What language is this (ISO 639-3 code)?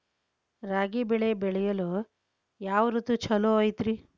kan